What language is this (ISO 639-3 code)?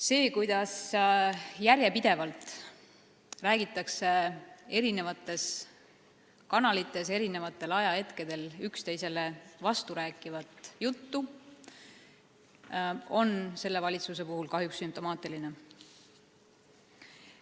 est